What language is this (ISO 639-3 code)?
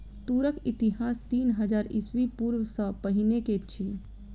mai